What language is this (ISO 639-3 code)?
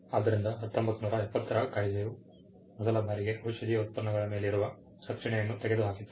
kan